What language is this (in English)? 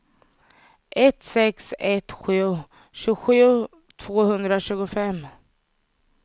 Swedish